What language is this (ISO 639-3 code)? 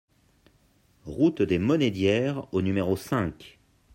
fra